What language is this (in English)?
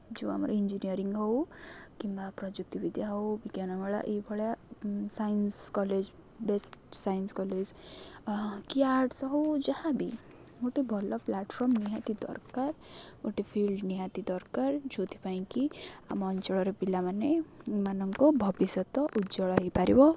Odia